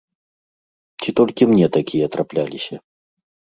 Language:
Belarusian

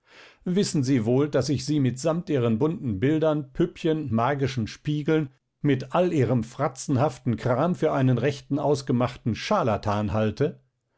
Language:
German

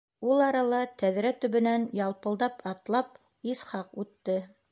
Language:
Bashkir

